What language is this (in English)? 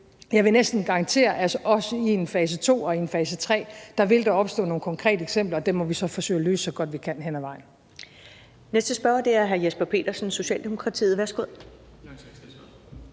Danish